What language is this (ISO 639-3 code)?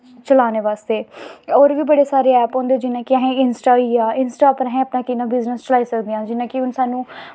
doi